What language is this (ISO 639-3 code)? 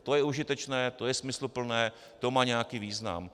ces